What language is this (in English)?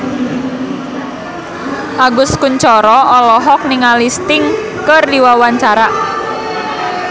Sundanese